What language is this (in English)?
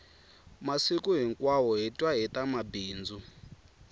Tsonga